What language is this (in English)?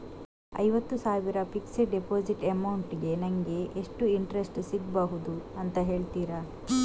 Kannada